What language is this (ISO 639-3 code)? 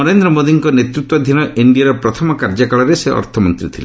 ori